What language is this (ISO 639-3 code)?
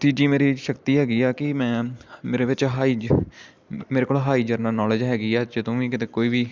pan